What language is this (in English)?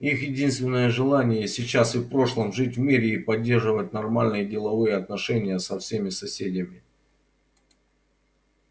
Russian